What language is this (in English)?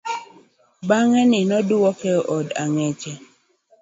Luo (Kenya and Tanzania)